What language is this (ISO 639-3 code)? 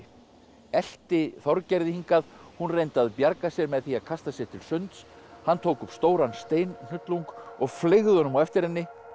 isl